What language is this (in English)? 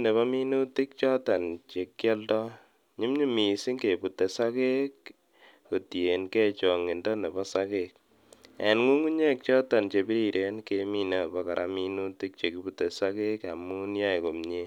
Kalenjin